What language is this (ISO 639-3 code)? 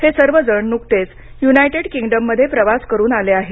mar